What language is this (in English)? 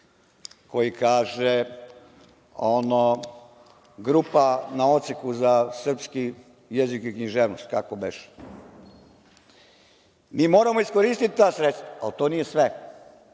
Serbian